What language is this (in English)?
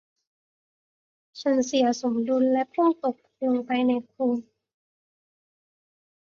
Thai